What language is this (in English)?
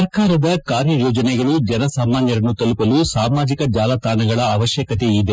Kannada